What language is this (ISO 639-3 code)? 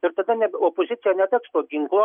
lit